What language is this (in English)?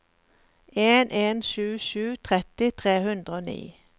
Norwegian